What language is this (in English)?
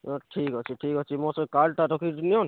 Odia